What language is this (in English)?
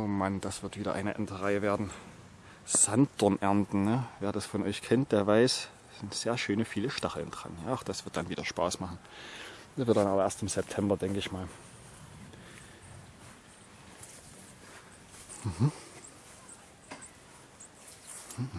German